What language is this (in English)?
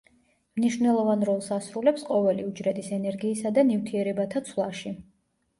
Georgian